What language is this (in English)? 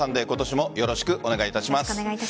Japanese